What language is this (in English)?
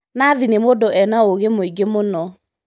Kikuyu